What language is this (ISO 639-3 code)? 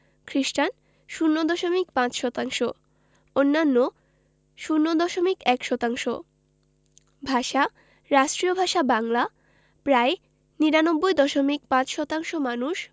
ben